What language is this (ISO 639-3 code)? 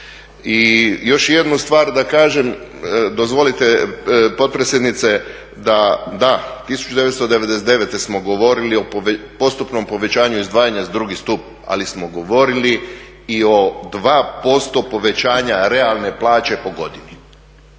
hrv